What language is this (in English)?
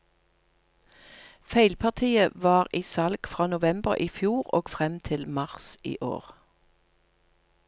Norwegian